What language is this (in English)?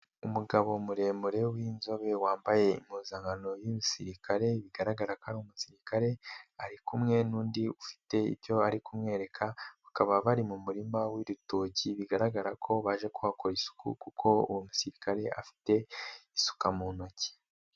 Kinyarwanda